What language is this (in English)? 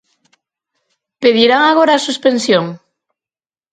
Galician